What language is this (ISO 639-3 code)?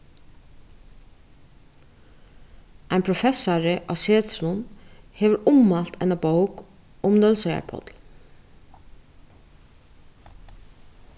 fao